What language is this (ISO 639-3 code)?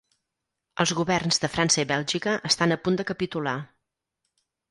cat